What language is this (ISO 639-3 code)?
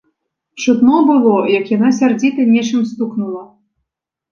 bel